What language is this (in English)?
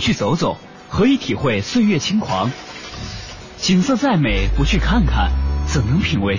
Chinese